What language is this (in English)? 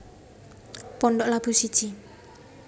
Javanese